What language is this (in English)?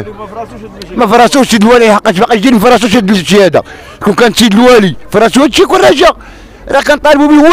Arabic